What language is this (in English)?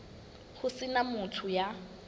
Southern Sotho